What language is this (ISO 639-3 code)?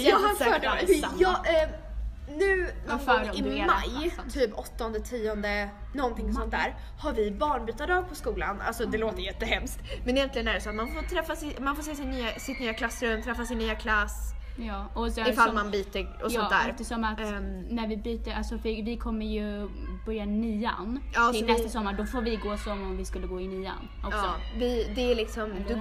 swe